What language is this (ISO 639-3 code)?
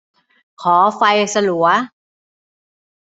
tha